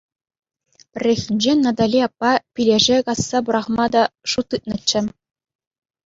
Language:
Chuvash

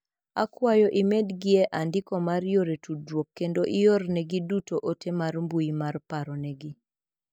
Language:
Luo (Kenya and Tanzania)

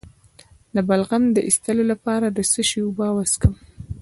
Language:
Pashto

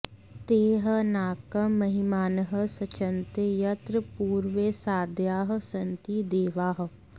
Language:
Sanskrit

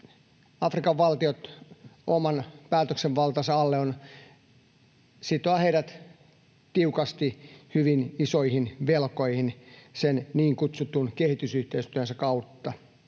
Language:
Finnish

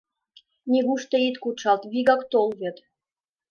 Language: Mari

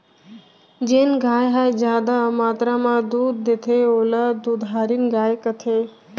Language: Chhattisgarhi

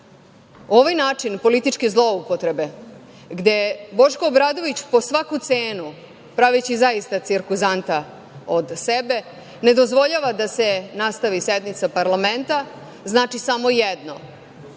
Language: Serbian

